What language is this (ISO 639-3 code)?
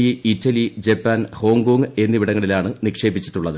mal